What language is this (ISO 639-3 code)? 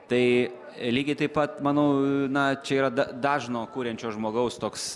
lit